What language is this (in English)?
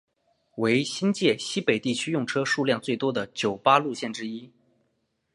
Chinese